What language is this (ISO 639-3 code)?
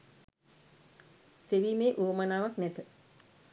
sin